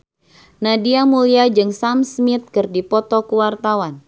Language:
Sundanese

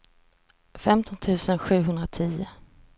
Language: Swedish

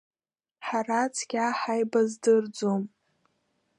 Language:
Abkhazian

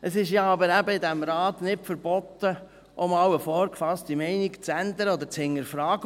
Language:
Swiss German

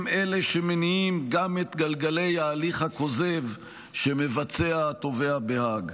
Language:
Hebrew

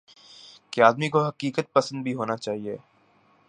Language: Urdu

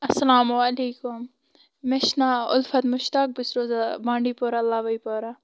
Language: Kashmiri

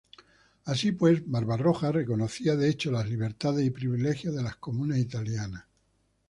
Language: Spanish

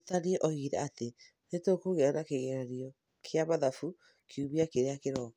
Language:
Kikuyu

